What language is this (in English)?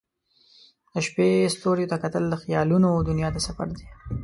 Pashto